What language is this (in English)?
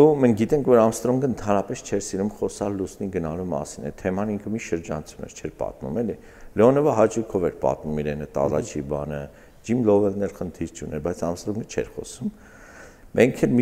Turkish